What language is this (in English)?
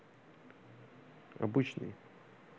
Russian